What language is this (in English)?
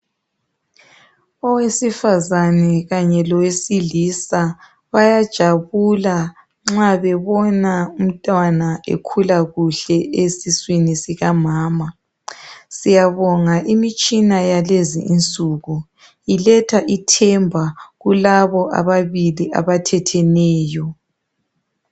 North Ndebele